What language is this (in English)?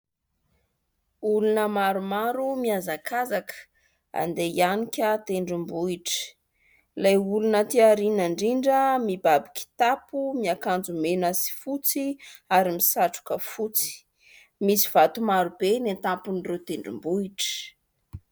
Malagasy